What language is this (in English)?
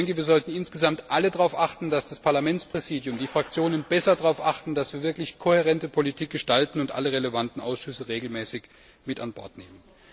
German